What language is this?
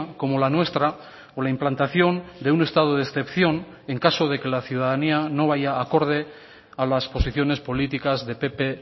Spanish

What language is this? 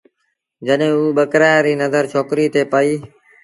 Sindhi Bhil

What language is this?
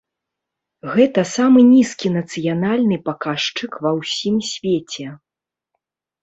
Belarusian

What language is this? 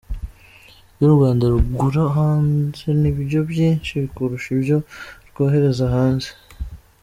Kinyarwanda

